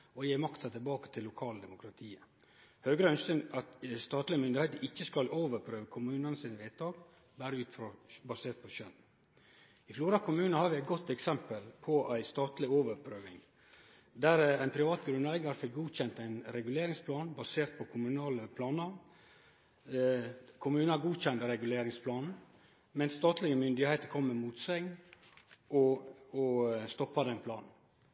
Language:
Norwegian Nynorsk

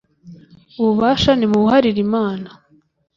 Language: Kinyarwanda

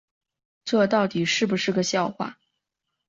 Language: Chinese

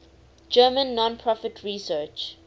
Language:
English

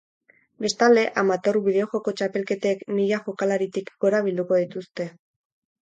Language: Basque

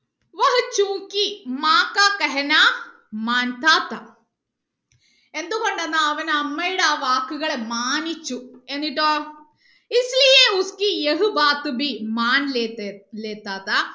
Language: Malayalam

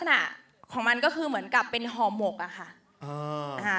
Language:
Thai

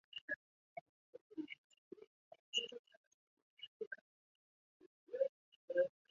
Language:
Chinese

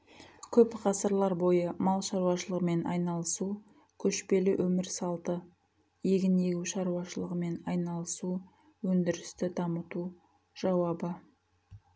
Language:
Kazakh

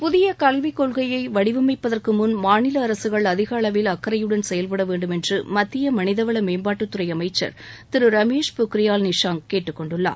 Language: Tamil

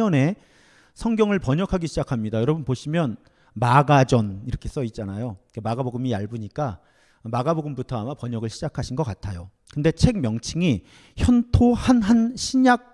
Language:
Korean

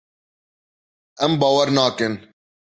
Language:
Kurdish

